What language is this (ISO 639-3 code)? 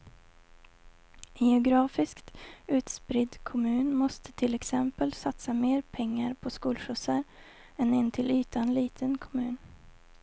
swe